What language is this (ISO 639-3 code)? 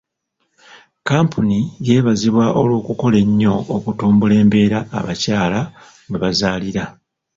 lug